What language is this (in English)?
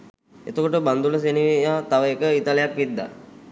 Sinhala